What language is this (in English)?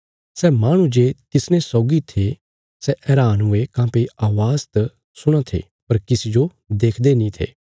Bilaspuri